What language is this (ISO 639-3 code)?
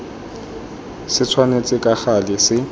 tsn